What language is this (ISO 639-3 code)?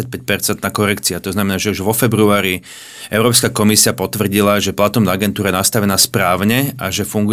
slk